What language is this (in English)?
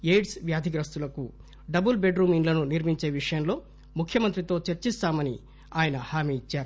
Telugu